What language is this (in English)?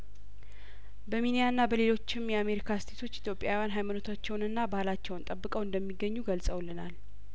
Amharic